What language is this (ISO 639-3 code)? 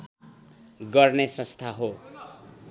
nep